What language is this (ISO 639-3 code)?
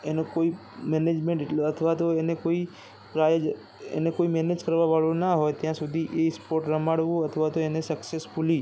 guj